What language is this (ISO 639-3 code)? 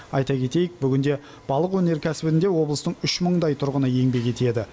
kaz